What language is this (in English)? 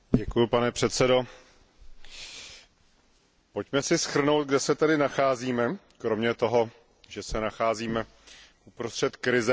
Czech